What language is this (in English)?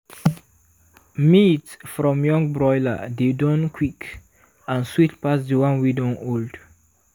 Nigerian Pidgin